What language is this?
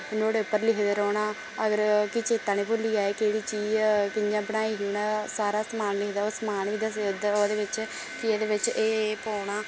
Dogri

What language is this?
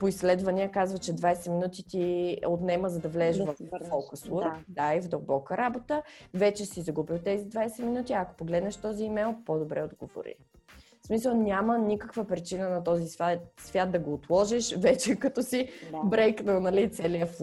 Bulgarian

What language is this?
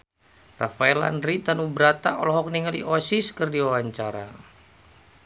Sundanese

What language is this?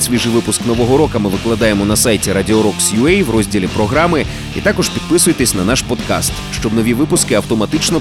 Ukrainian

